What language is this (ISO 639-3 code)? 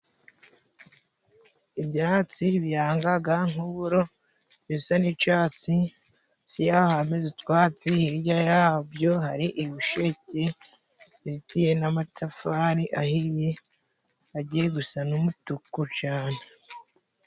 kin